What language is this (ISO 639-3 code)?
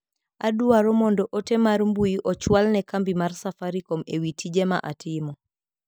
luo